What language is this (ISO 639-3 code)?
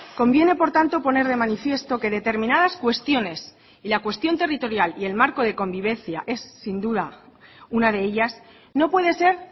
spa